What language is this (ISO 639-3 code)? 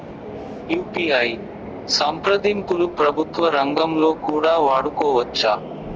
tel